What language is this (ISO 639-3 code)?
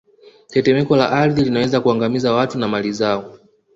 swa